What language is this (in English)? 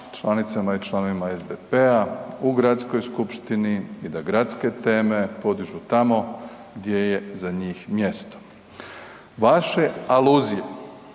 Croatian